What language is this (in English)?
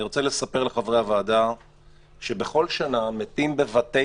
Hebrew